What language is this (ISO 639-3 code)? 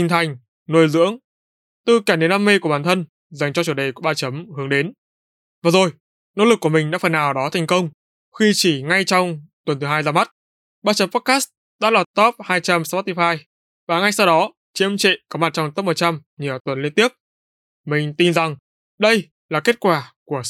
vie